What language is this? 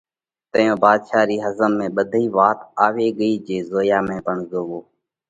Parkari Koli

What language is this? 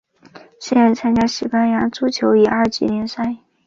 Chinese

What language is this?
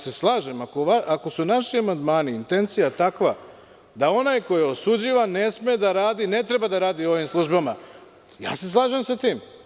Serbian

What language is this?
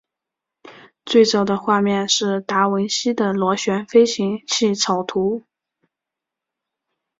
Chinese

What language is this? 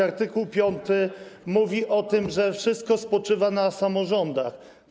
Polish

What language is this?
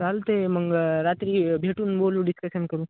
Marathi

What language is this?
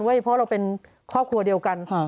Thai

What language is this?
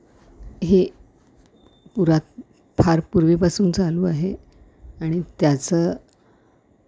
Marathi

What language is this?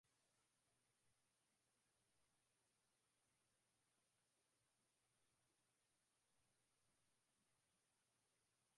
Swahili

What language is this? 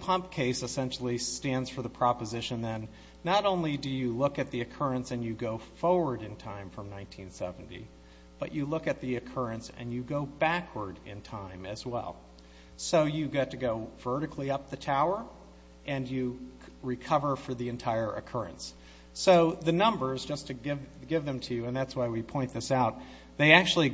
English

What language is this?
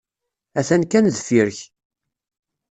Kabyle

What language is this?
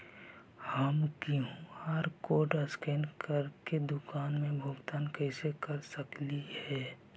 Magahi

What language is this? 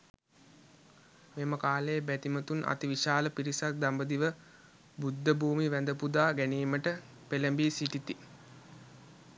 Sinhala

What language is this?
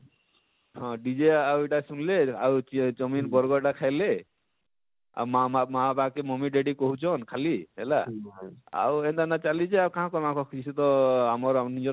Odia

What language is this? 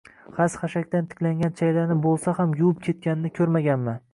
Uzbek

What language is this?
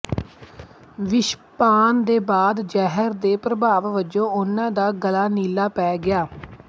Punjabi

